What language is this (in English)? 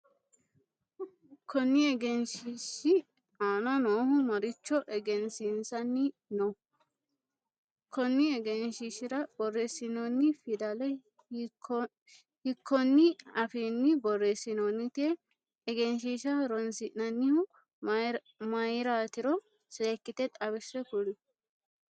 Sidamo